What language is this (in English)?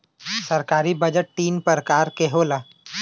Bhojpuri